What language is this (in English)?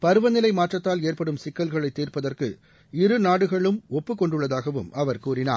Tamil